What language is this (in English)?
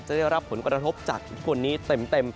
Thai